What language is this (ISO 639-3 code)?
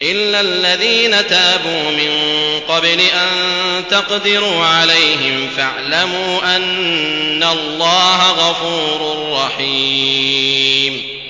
ara